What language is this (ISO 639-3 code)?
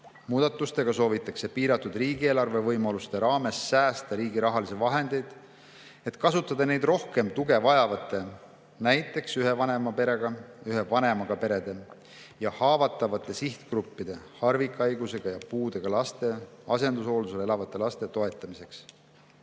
est